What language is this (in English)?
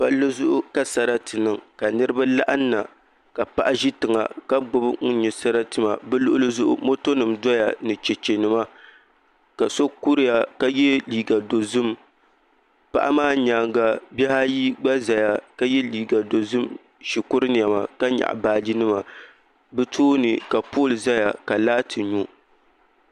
Dagbani